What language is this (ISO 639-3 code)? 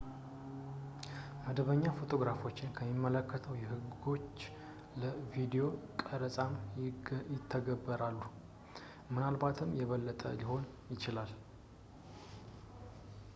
amh